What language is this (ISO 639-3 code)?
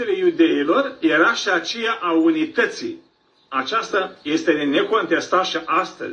ron